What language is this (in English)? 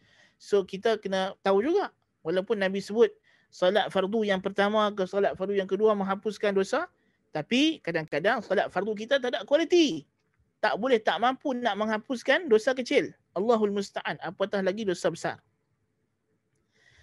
Malay